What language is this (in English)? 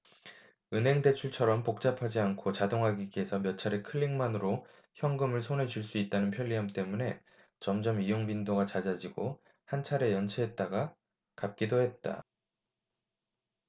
Korean